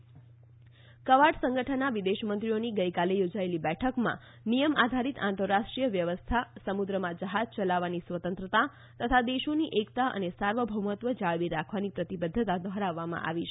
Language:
Gujarati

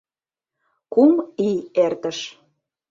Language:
Mari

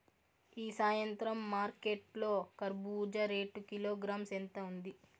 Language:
Telugu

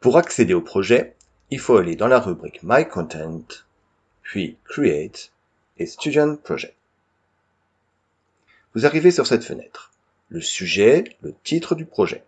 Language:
French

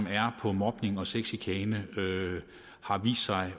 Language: Danish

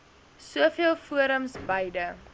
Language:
Afrikaans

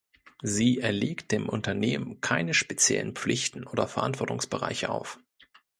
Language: German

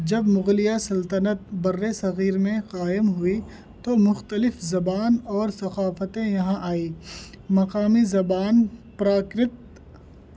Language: Urdu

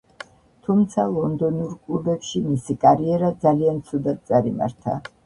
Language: Georgian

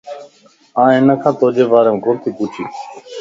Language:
Lasi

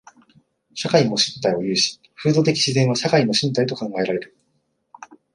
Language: Japanese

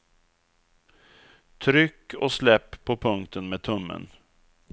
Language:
Swedish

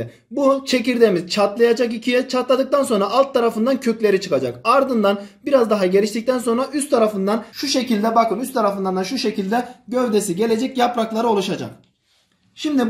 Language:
Turkish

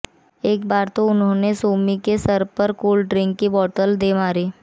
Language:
Hindi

